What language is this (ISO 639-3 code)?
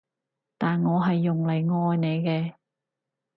yue